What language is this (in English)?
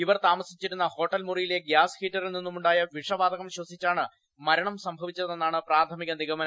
Malayalam